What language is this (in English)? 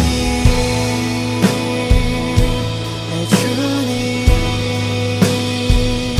Korean